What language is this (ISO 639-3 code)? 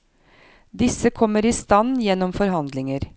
nor